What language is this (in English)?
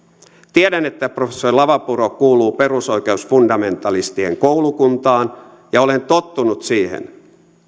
Finnish